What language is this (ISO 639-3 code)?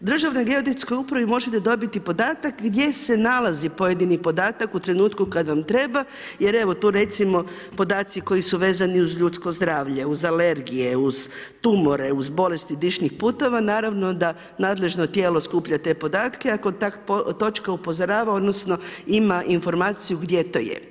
hrv